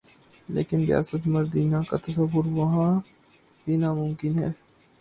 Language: Urdu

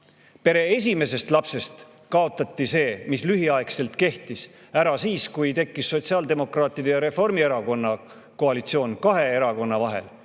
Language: Estonian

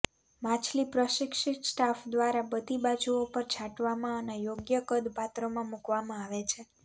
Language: Gujarati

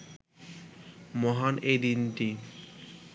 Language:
Bangla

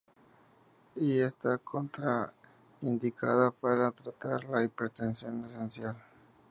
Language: Spanish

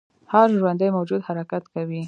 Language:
Pashto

